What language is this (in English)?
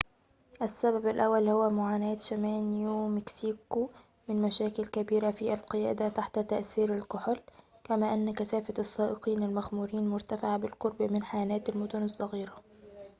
Arabic